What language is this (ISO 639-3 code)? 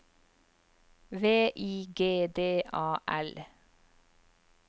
nor